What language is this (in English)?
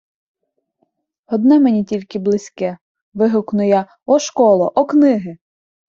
Ukrainian